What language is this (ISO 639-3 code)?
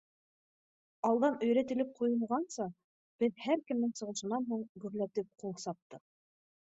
bak